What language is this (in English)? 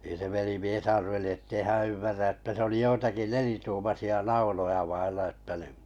Finnish